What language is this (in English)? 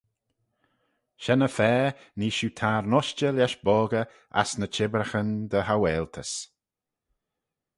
Manx